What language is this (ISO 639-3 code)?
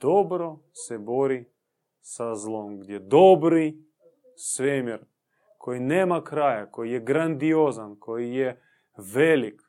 hrv